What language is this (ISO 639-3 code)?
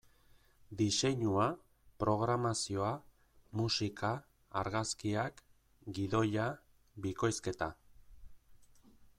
eus